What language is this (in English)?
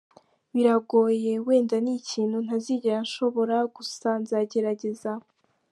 Kinyarwanda